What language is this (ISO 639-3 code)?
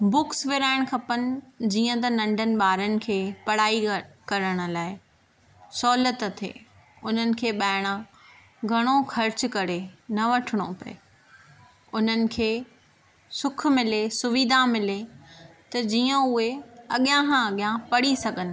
snd